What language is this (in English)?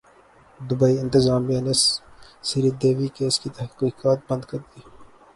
Urdu